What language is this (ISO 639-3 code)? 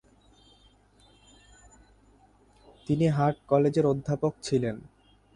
ben